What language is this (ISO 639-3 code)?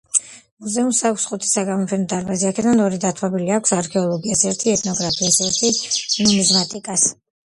kat